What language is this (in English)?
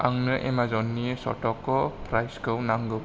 Bodo